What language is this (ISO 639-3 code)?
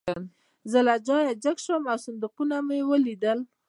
pus